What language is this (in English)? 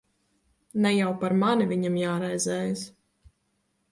Latvian